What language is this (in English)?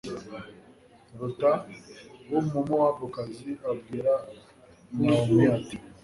Kinyarwanda